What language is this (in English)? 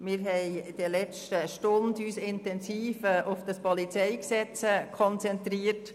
Swiss German